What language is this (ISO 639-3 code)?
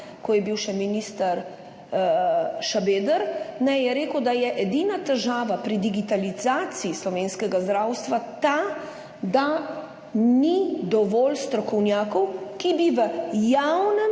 slv